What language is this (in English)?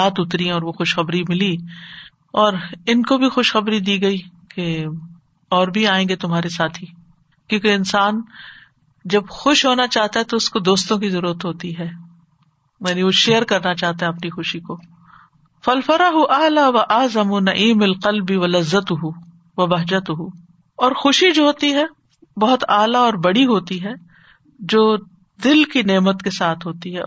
Urdu